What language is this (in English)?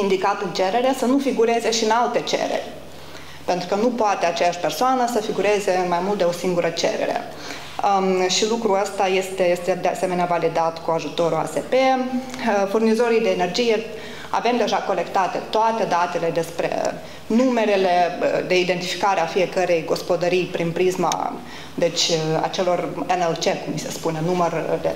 Romanian